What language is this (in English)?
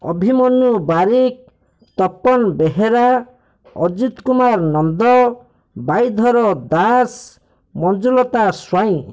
Odia